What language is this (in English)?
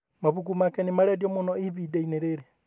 Kikuyu